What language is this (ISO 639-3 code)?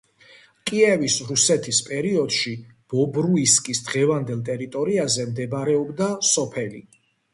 kat